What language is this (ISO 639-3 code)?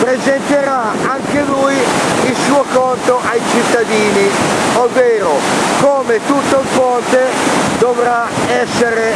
ita